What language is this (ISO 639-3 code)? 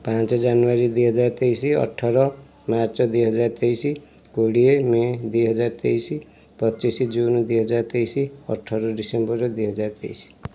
ori